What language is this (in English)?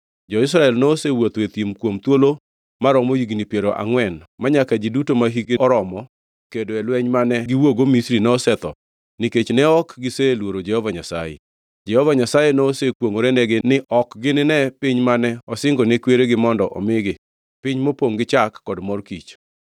Luo (Kenya and Tanzania)